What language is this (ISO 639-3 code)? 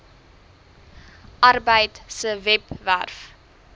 afr